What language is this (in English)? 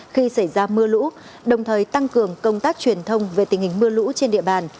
Vietnamese